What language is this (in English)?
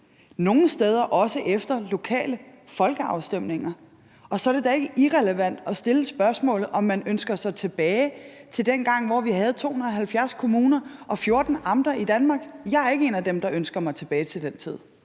Danish